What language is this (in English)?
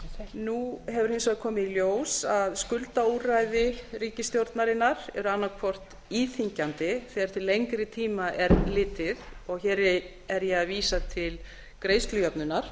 Icelandic